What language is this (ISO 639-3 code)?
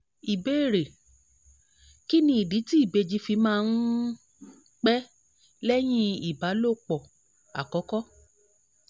yor